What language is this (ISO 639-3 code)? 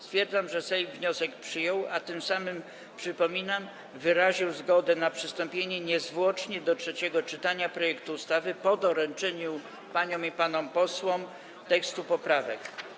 pol